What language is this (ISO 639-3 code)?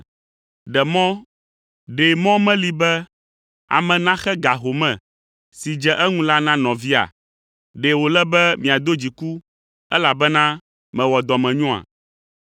ewe